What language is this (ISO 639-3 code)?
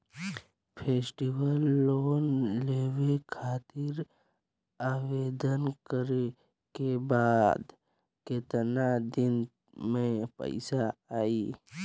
bho